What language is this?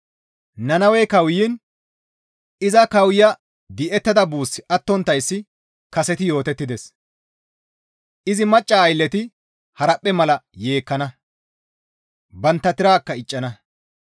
Gamo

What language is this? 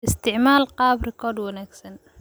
Somali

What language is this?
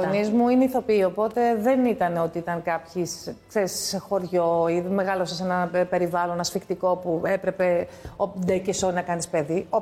Greek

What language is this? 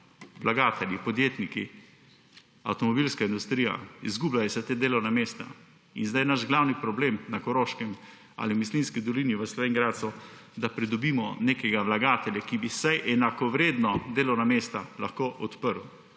Slovenian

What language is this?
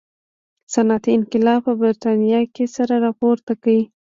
Pashto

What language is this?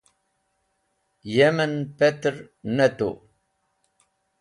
Wakhi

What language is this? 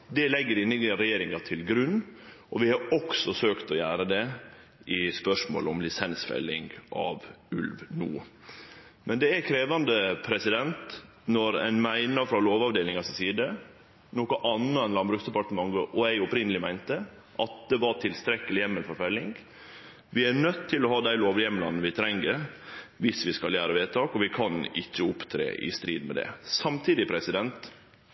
Norwegian Nynorsk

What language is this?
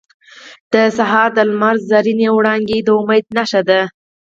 Pashto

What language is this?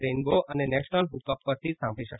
Gujarati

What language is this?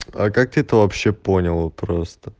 Russian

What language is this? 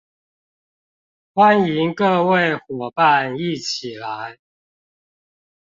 Chinese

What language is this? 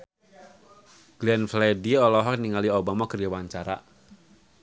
Sundanese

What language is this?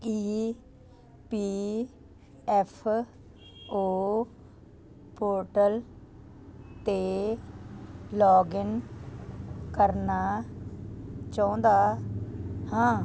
Punjabi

